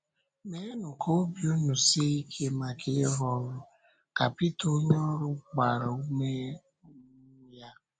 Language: Igbo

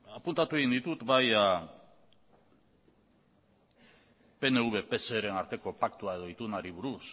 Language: Basque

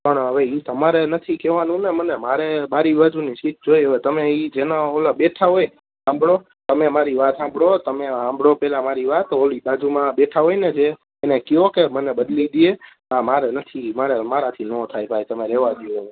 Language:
Gujarati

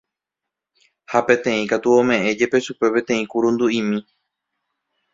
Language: Guarani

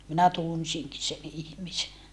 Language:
Finnish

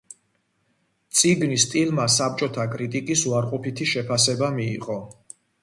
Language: Georgian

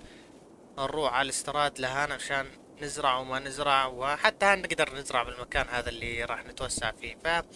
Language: Arabic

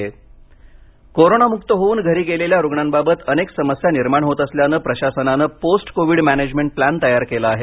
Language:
Marathi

